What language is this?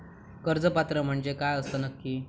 Marathi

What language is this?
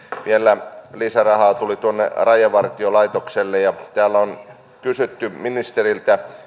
Finnish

